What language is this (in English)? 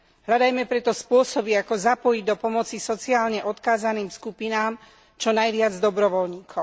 Slovak